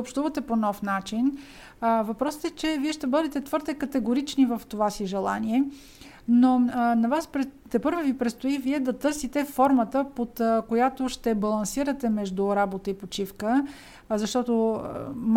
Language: Bulgarian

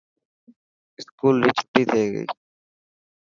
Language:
Dhatki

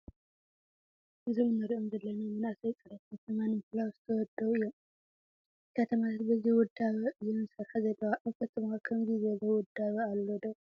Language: Tigrinya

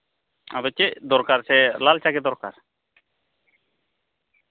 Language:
Santali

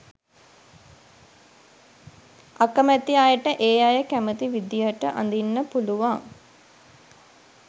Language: Sinhala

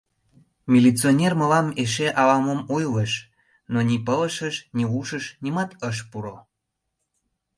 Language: Mari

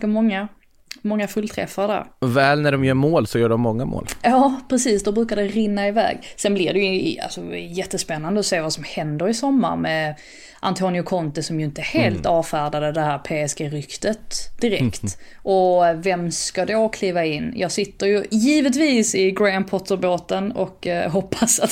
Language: Swedish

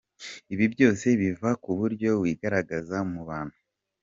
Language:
Kinyarwanda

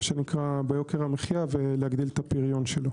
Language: Hebrew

